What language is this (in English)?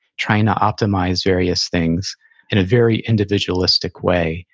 English